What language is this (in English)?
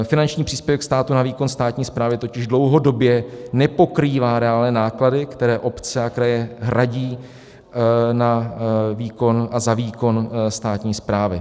Czech